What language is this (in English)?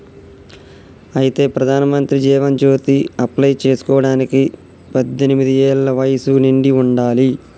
Telugu